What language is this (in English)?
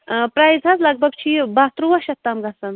Kashmiri